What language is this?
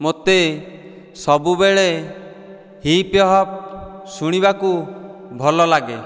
Odia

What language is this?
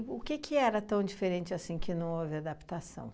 Portuguese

